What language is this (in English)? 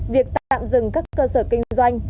Vietnamese